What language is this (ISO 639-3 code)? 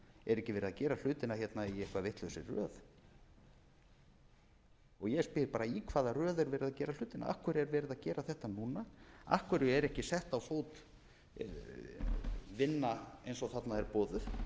isl